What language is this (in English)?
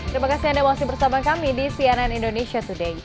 Indonesian